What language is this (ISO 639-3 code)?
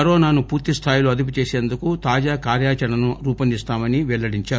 tel